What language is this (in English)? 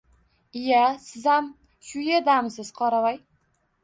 Uzbek